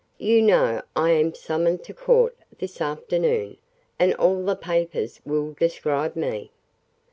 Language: English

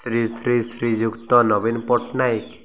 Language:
Odia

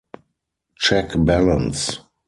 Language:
English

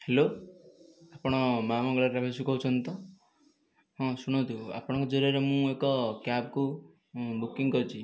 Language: Odia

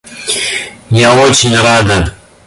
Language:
Russian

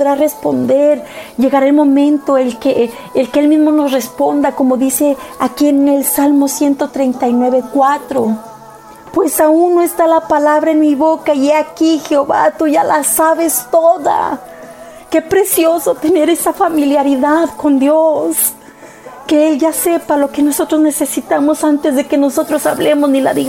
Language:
Spanish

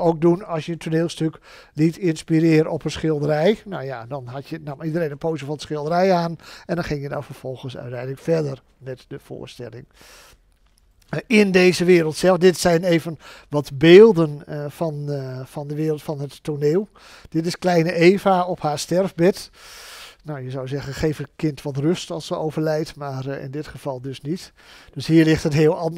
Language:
Dutch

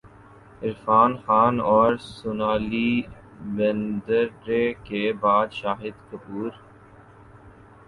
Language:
Urdu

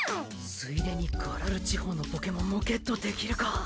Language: Japanese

